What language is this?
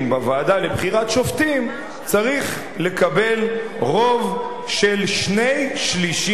Hebrew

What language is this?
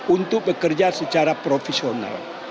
Indonesian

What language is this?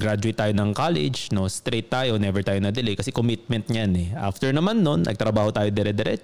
Filipino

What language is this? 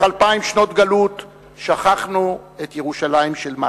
Hebrew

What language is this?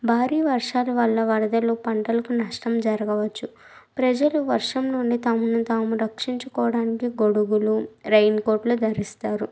Telugu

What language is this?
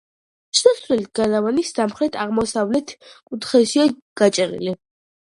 Georgian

